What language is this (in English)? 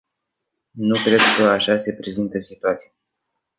Romanian